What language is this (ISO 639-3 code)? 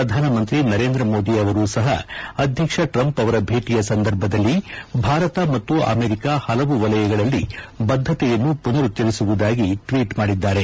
kan